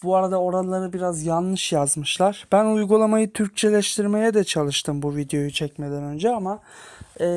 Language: Turkish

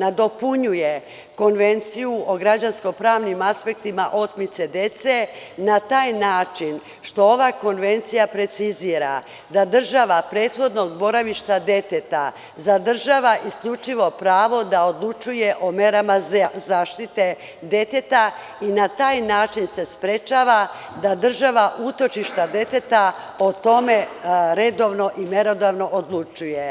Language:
Serbian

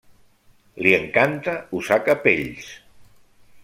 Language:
Catalan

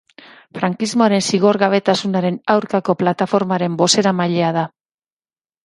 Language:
Basque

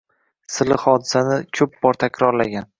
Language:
Uzbek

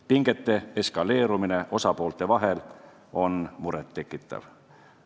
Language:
Estonian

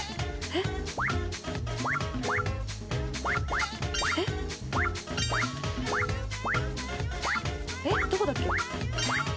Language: Japanese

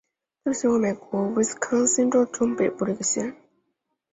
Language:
Chinese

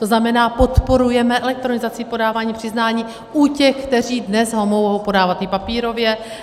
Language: Czech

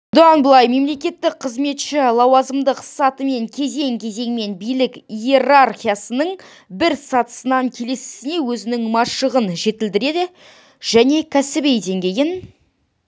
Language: Kazakh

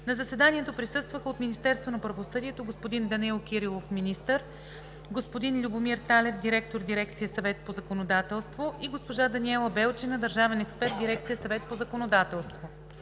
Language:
Bulgarian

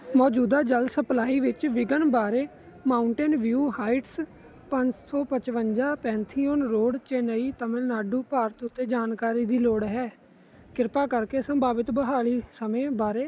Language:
Punjabi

